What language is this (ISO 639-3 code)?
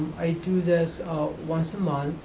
eng